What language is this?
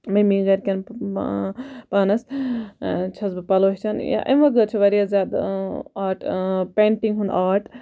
Kashmiri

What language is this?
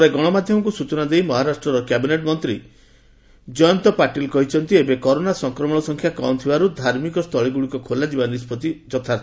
Odia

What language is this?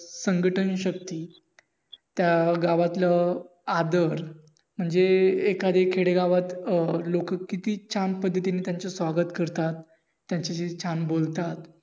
Marathi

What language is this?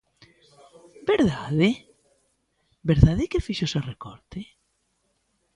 Galician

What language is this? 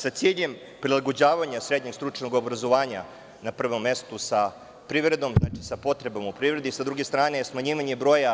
Serbian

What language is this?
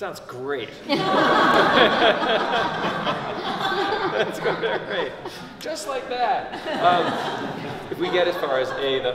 English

